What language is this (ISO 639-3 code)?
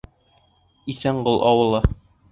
bak